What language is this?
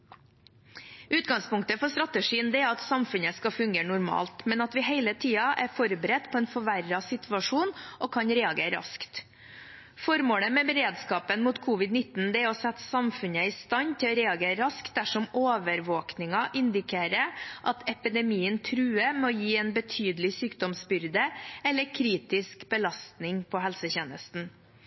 Norwegian Bokmål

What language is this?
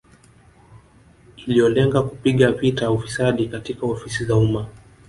Swahili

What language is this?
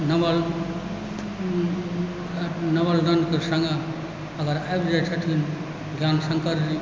Maithili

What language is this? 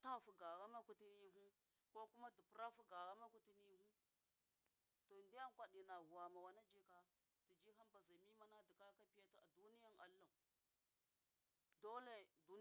Miya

